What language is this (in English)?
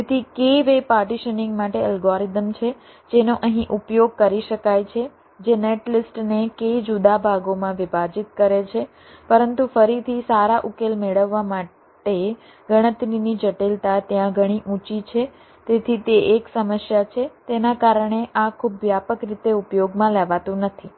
Gujarati